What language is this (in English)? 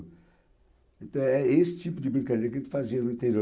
Portuguese